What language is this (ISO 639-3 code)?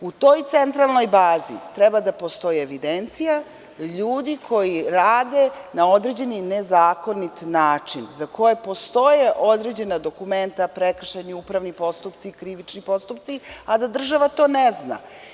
srp